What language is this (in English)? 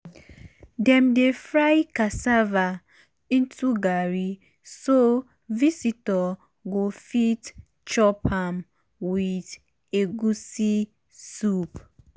Nigerian Pidgin